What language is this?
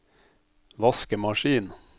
Norwegian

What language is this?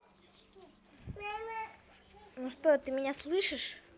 Russian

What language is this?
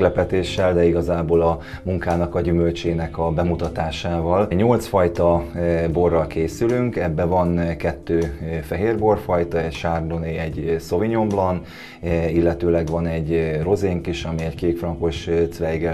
Hungarian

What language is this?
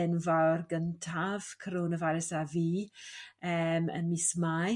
Welsh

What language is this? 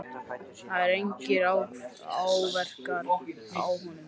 Icelandic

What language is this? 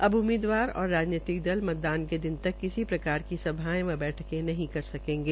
Hindi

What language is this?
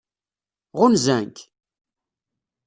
Kabyle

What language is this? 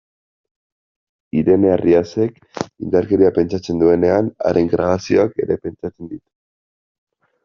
Basque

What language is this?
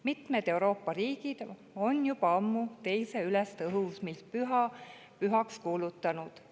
Estonian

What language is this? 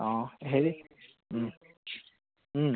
Assamese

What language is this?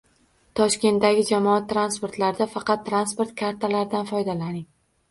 Uzbek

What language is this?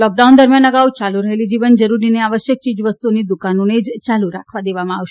Gujarati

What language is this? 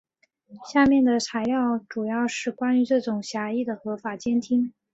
Chinese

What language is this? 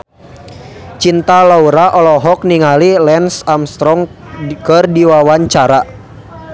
Sundanese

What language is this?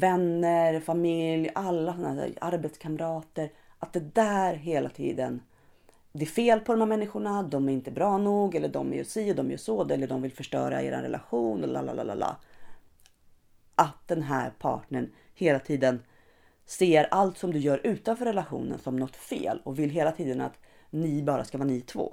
Swedish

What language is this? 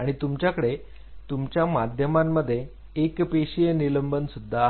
Marathi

